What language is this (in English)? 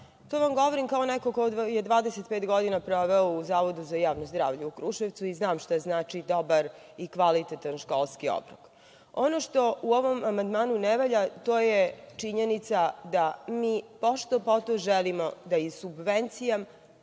Serbian